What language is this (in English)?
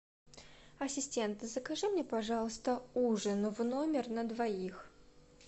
Russian